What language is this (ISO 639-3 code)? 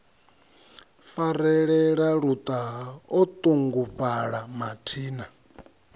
ven